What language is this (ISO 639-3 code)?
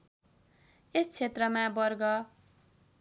nep